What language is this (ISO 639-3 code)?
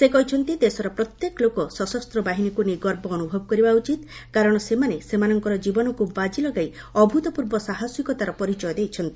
ori